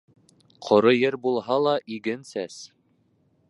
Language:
Bashkir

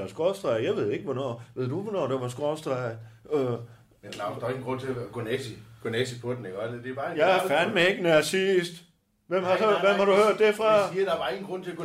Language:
Danish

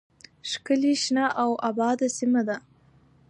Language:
Pashto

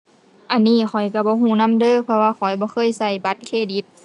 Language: Thai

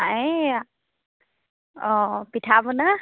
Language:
Assamese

